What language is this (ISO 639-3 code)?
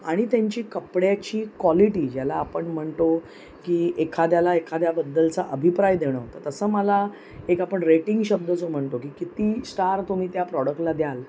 mar